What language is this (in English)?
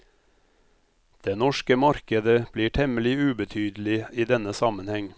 Norwegian